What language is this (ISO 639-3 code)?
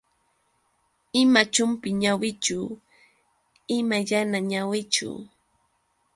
qux